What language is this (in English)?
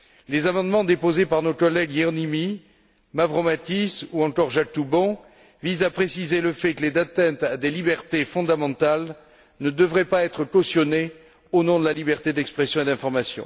French